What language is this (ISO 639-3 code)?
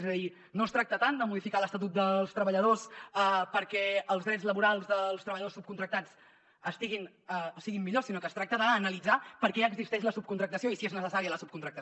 cat